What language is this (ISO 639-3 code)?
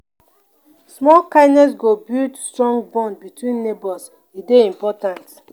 pcm